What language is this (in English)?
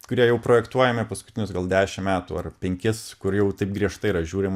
Lithuanian